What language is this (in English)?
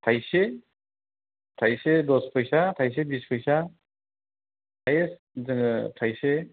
Bodo